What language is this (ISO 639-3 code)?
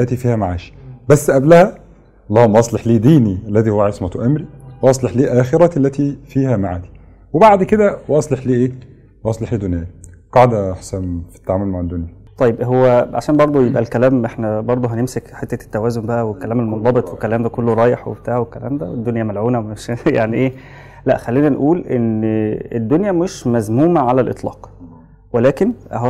ara